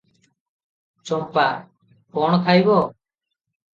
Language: Odia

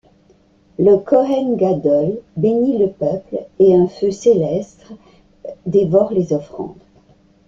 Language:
French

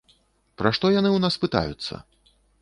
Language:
Belarusian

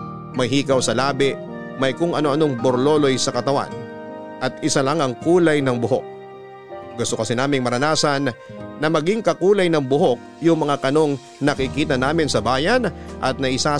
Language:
Filipino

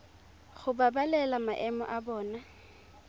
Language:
Tswana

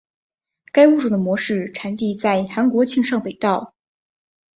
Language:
Chinese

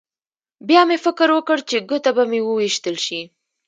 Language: Pashto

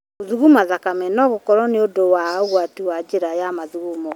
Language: Kikuyu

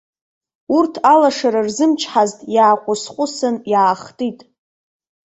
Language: Abkhazian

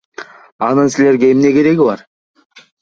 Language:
Kyrgyz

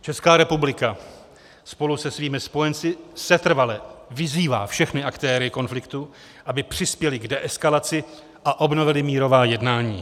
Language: Czech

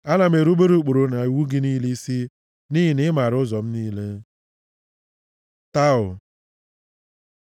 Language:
Igbo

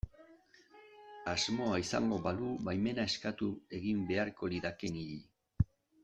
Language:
Basque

